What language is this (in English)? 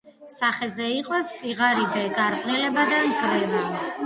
Georgian